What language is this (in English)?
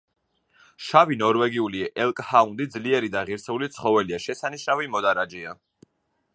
Georgian